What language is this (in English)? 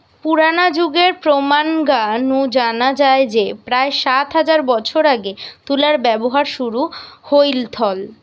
Bangla